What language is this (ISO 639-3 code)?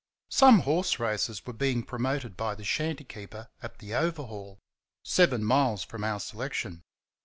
eng